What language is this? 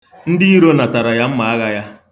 Igbo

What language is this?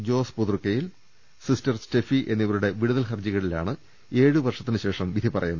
Malayalam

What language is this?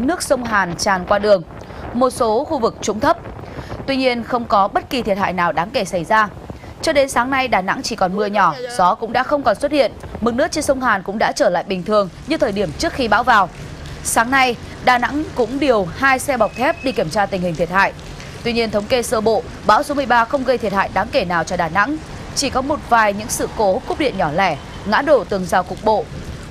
Vietnamese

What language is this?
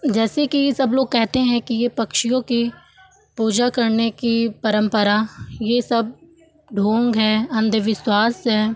Hindi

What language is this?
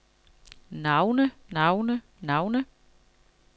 Danish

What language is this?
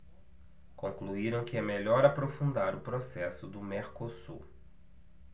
Portuguese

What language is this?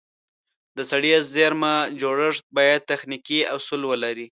Pashto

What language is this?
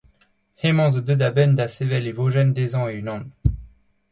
Breton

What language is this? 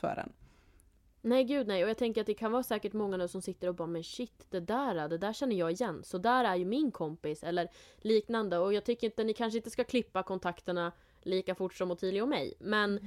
Swedish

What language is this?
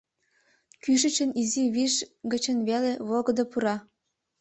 Mari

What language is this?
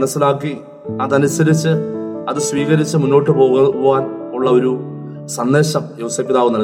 Malayalam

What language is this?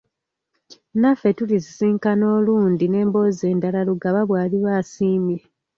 Ganda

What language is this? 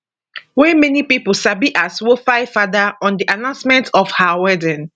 Nigerian Pidgin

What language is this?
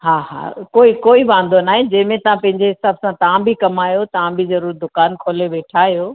Sindhi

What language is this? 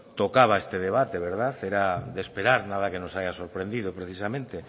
Spanish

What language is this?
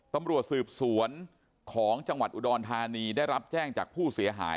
Thai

